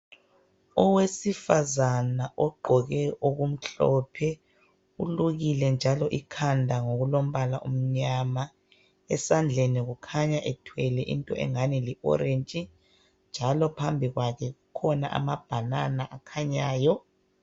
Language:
North Ndebele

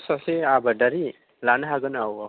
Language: Bodo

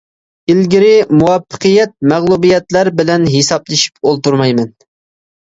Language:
Uyghur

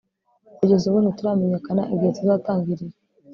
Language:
Kinyarwanda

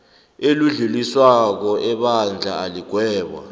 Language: South Ndebele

